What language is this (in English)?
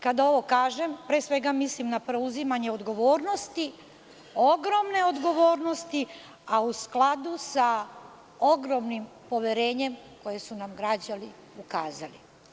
Serbian